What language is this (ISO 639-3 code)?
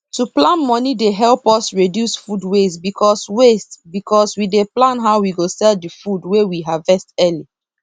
pcm